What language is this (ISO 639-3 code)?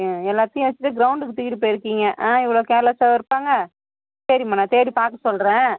tam